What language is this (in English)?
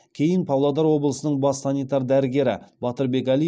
Kazakh